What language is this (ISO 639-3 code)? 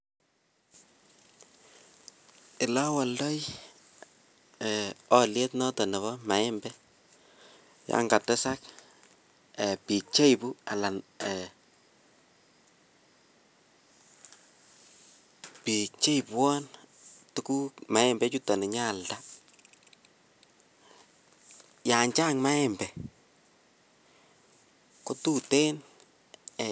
kln